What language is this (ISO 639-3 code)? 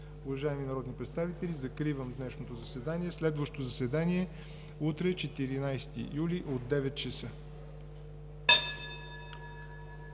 bul